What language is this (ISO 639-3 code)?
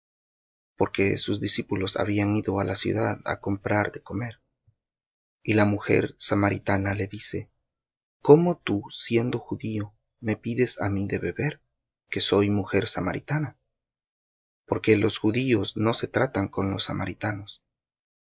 spa